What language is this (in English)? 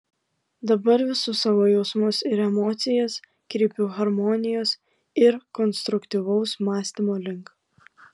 Lithuanian